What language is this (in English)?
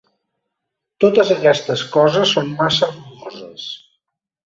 Catalan